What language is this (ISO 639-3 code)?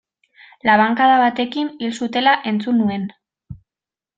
eus